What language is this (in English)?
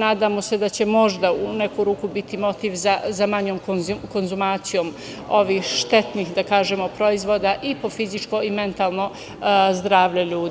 Serbian